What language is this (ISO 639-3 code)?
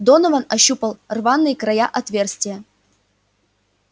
rus